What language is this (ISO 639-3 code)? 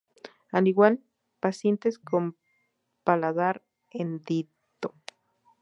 spa